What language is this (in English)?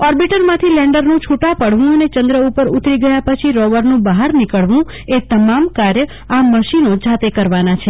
Gujarati